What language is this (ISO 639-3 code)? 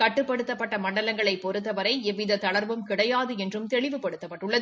tam